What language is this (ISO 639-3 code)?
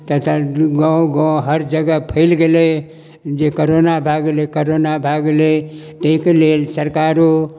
mai